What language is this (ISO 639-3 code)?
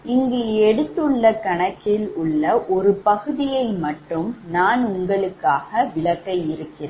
tam